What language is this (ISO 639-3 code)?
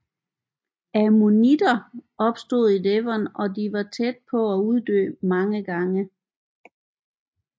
dan